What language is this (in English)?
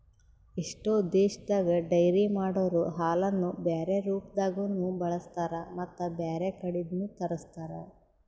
Kannada